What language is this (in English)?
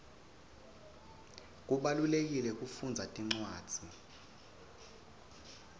Swati